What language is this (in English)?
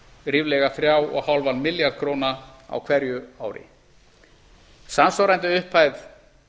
Icelandic